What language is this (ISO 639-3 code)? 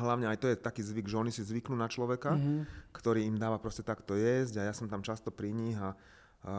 slk